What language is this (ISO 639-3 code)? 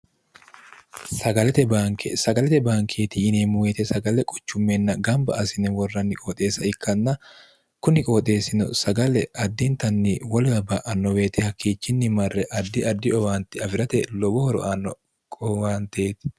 sid